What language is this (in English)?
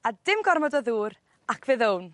Welsh